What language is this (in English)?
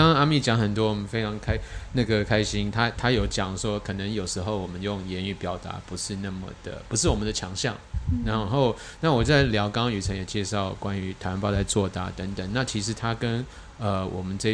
Chinese